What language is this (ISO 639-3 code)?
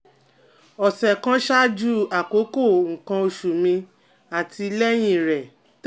yor